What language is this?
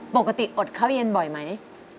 Thai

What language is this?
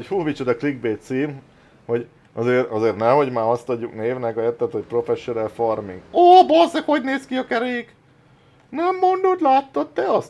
Hungarian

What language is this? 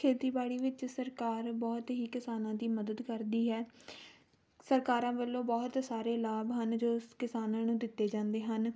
Punjabi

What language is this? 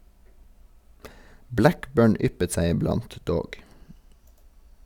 Norwegian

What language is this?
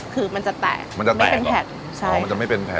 Thai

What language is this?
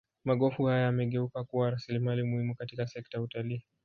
Swahili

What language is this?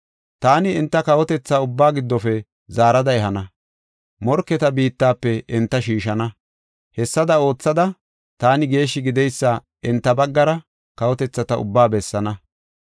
Gofa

